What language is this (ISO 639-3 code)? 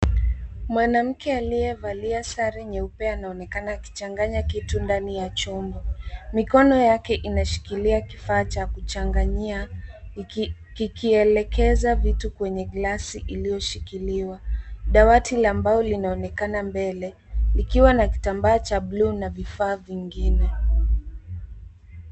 swa